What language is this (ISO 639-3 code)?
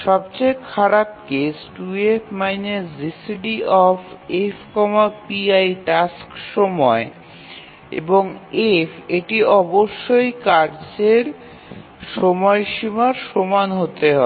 ben